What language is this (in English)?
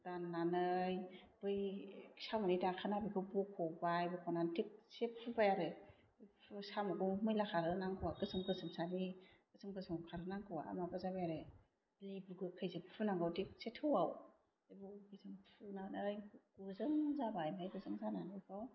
Bodo